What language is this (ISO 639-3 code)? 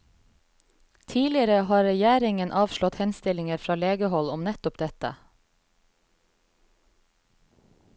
nor